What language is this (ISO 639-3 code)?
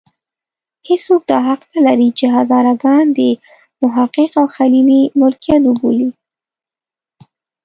pus